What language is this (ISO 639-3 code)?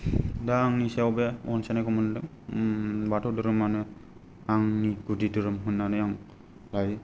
brx